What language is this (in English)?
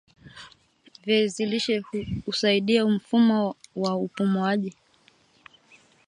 Swahili